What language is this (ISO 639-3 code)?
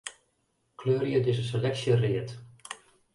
fry